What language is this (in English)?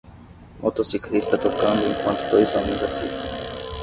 Portuguese